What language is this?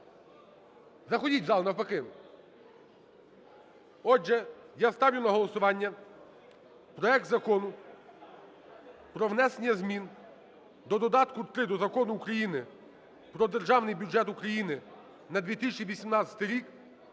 Ukrainian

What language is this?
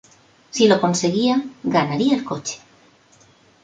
Spanish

